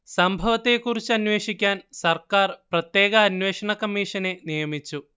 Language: Malayalam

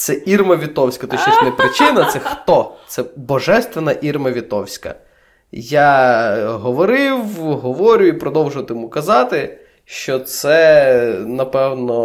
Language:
Ukrainian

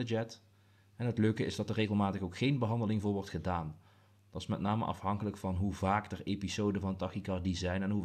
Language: Dutch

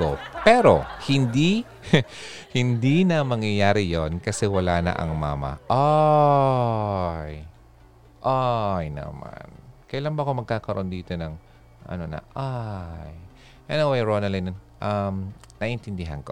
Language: Filipino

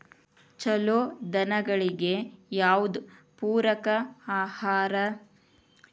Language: Kannada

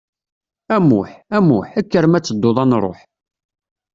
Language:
Kabyle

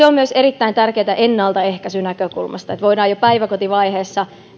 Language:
Finnish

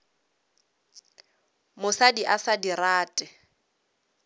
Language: Northern Sotho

